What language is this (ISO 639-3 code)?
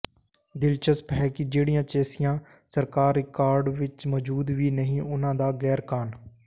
pan